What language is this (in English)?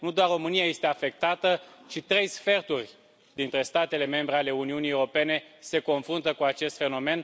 Romanian